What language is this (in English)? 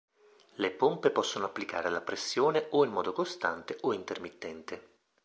Italian